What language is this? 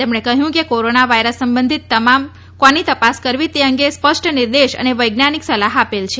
Gujarati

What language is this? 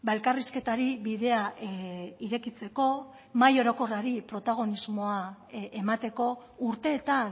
Basque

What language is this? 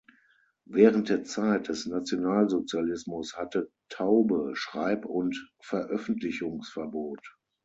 German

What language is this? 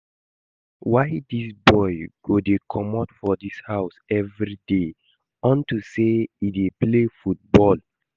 Nigerian Pidgin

